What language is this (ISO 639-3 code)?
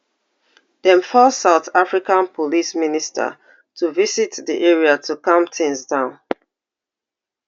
pcm